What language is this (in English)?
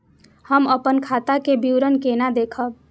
Maithili